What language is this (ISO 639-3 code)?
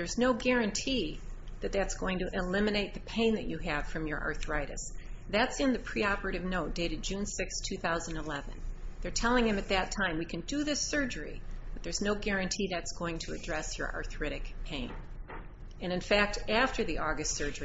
eng